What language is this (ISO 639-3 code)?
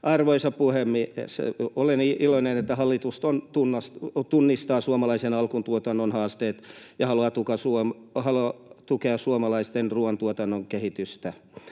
fin